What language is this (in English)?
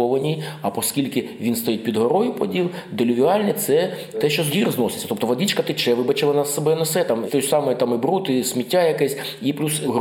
Ukrainian